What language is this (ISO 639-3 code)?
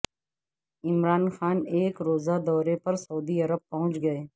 urd